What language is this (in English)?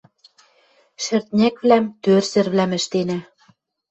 Western Mari